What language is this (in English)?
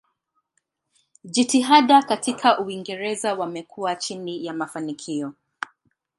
Swahili